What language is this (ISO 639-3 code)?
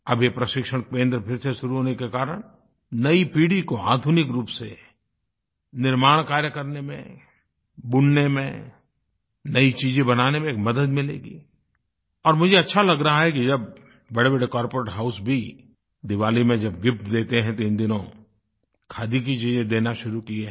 hin